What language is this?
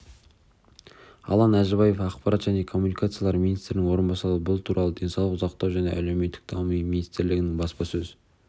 Kazakh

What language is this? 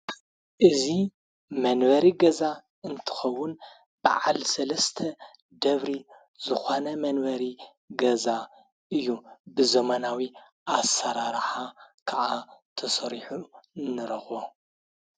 Tigrinya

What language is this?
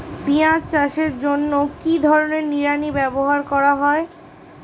Bangla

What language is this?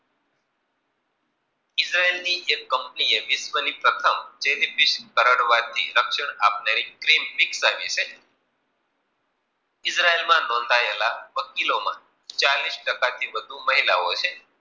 Gujarati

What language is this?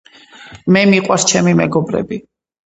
Georgian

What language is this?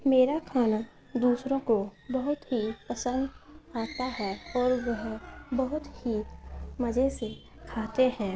Urdu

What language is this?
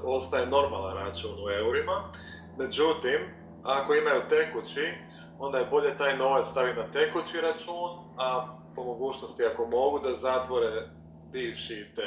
Croatian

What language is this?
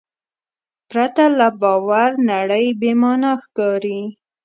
Pashto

